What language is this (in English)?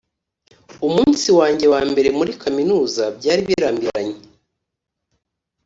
Kinyarwanda